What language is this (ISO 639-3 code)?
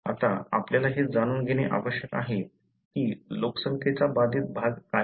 mar